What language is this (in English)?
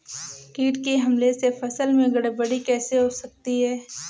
Hindi